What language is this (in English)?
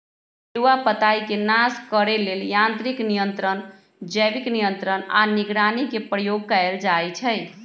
Magahi